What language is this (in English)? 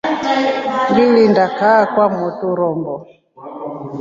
Rombo